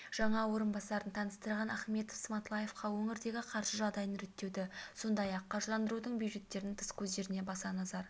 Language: Kazakh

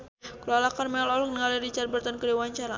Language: Sundanese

